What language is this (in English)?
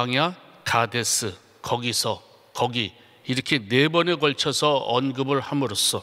Korean